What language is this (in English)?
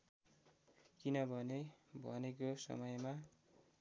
Nepali